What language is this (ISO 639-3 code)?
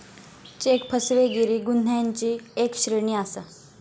mar